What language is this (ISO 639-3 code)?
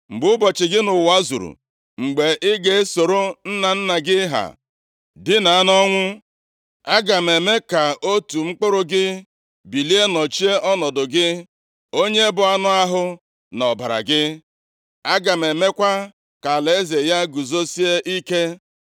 ibo